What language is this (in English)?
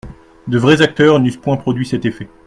French